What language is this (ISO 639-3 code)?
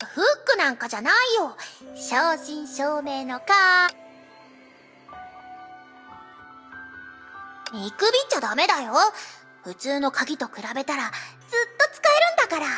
jpn